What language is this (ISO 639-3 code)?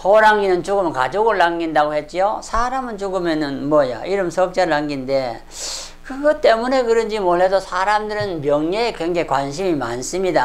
kor